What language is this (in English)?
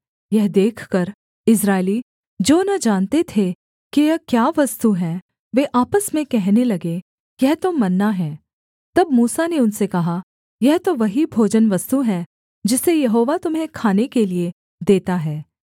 Hindi